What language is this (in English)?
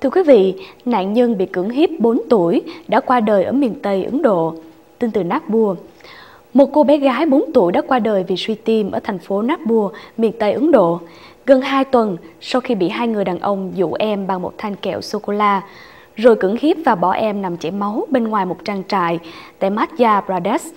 Vietnamese